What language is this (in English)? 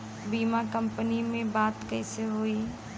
Bhojpuri